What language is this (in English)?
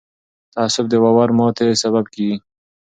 Pashto